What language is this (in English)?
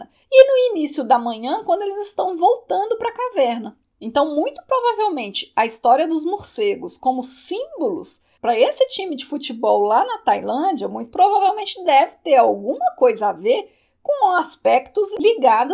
Portuguese